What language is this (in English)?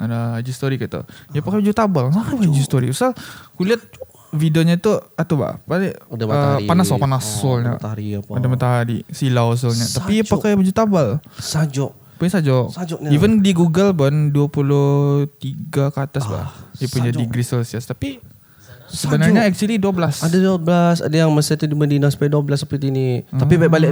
Malay